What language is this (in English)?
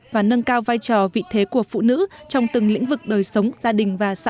Vietnamese